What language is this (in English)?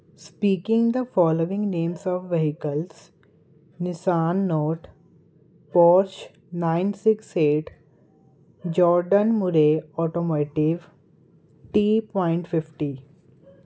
Punjabi